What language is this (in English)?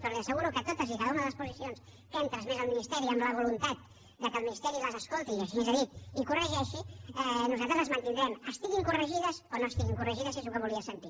Catalan